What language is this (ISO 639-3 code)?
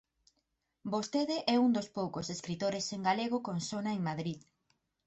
glg